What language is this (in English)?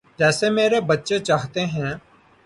Urdu